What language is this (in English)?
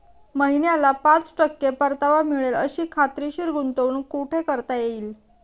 Marathi